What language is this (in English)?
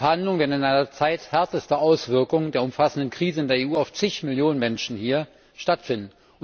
German